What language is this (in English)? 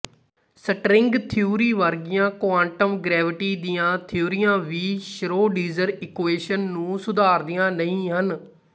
Punjabi